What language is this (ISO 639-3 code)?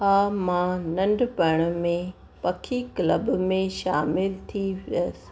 snd